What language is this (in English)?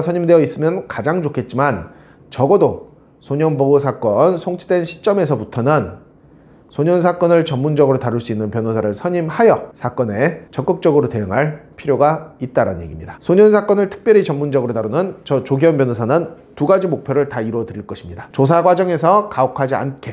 Korean